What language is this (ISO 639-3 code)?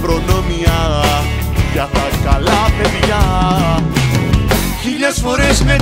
ell